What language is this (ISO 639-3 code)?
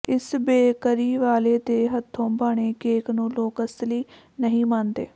pan